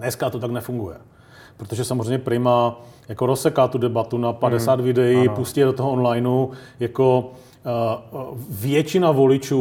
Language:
Czech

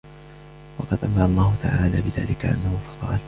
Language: Arabic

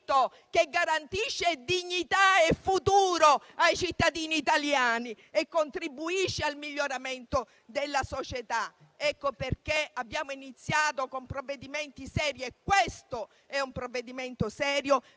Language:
Italian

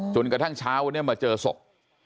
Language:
Thai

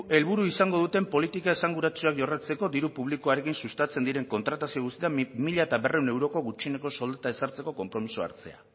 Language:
Basque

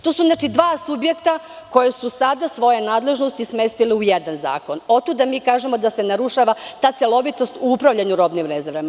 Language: Serbian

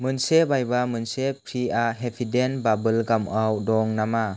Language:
Bodo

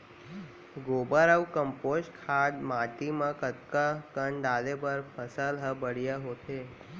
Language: Chhattisgarhi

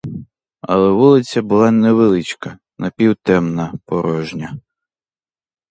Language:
Ukrainian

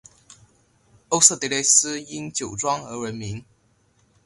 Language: Chinese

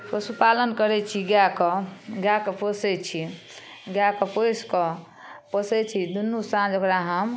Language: Maithili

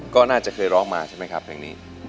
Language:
Thai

